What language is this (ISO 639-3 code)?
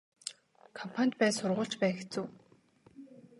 mon